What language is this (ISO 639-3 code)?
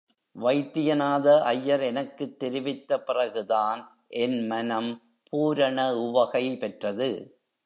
tam